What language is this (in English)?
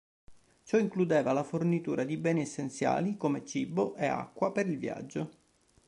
Italian